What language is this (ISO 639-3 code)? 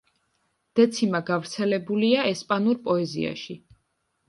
kat